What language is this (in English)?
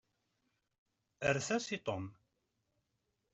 Kabyle